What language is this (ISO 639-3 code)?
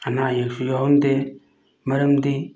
mni